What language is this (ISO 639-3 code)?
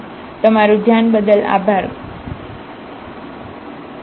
guj